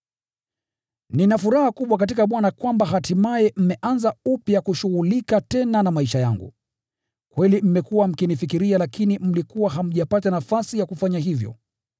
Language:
Swahili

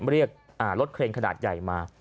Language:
Thai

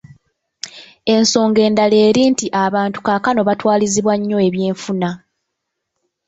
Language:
Ganda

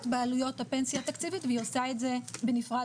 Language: Hebrew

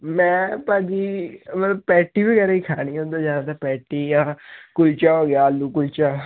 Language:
Punjabi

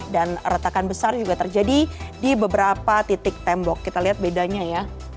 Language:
Indonesian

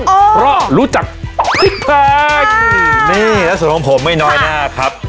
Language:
Thai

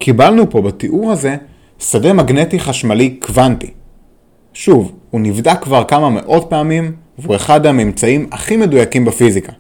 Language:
Hebrew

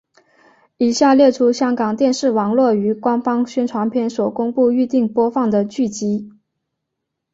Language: Chinese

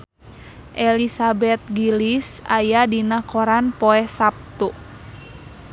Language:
Sundanese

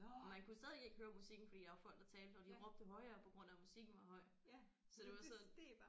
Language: Danish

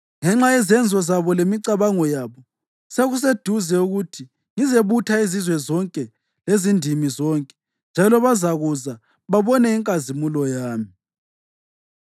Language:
North Ndebele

